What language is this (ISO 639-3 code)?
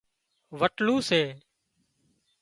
kxp